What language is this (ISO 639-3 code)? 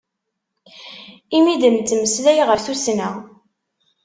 kab